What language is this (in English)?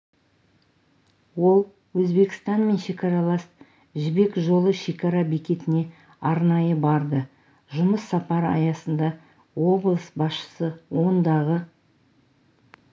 Kazakh